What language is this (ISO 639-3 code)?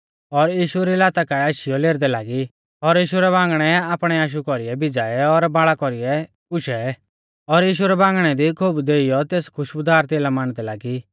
bfz